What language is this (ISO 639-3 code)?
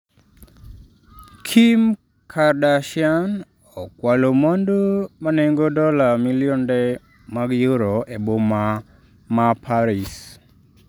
luo